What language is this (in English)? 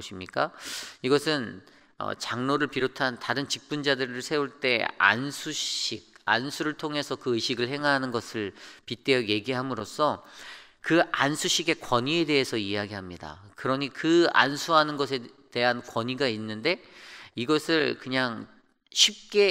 Korean